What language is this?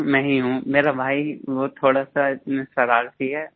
Hindi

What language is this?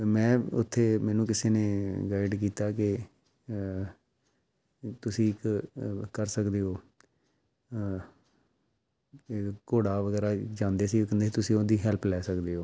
Punjabi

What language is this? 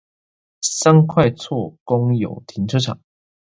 Chinese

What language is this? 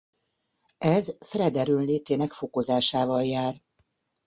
Hungarian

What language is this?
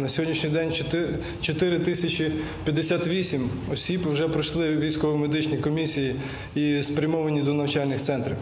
Russian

